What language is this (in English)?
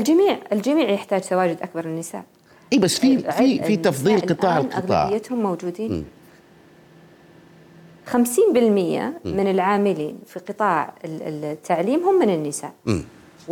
Arabic